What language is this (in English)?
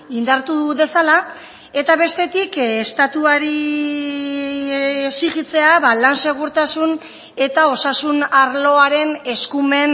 Basque